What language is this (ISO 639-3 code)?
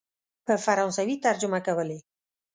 pus